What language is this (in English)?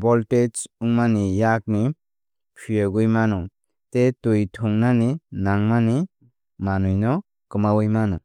Kok Borok